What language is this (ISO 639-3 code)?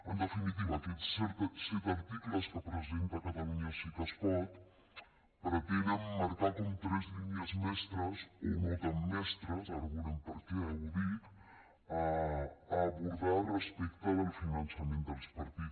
cat